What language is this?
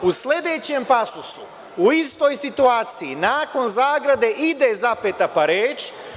Serbian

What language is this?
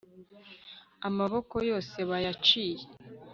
Kinyarwanda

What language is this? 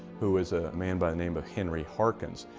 English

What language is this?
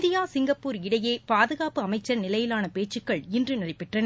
Tamil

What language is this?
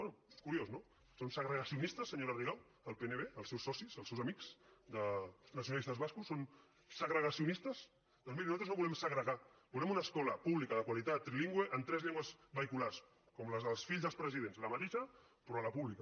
Catalan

